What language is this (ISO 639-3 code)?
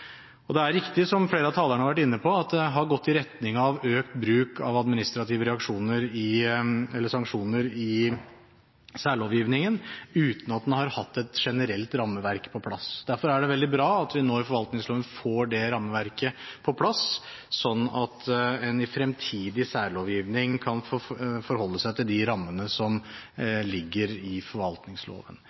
nob